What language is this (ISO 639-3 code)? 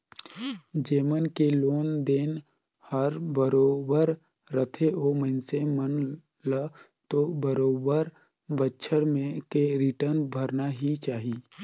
hne